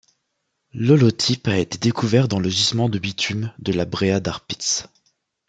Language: French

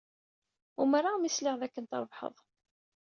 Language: Kabyle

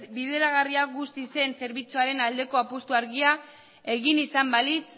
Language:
Basque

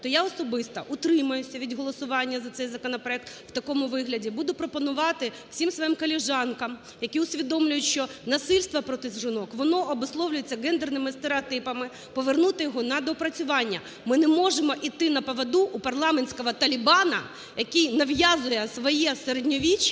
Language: Ukrainian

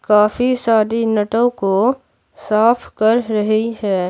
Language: Hindi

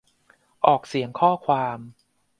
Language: Thai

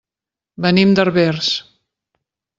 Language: Catalan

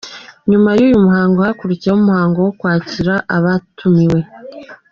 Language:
Kinyarwanda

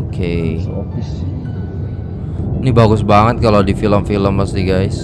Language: Indonesian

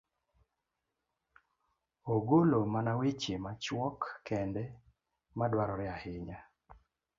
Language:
Luo (Kenya and Tanzania)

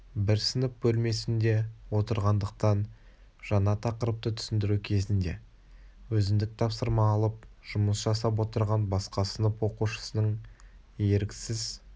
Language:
Kazakh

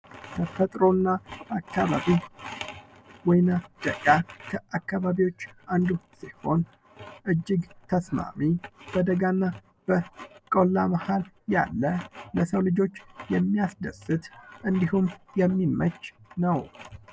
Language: Amharic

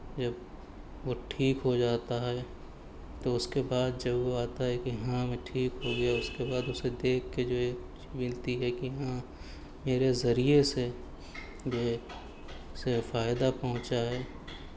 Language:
Urdu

